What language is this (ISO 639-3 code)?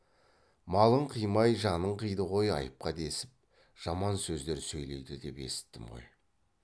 kaz